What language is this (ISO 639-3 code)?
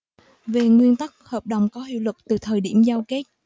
vie